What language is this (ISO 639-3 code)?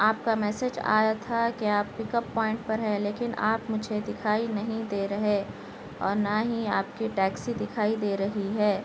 urd